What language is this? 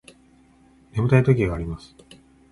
Japanese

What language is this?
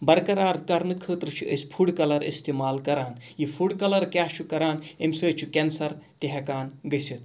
Kashmiri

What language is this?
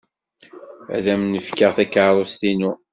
Kabyle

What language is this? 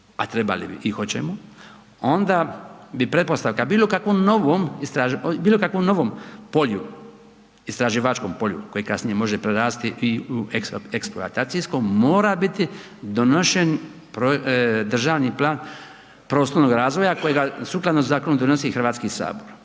Croatian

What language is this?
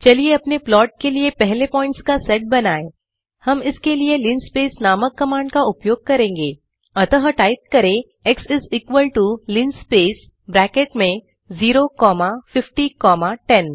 Hindi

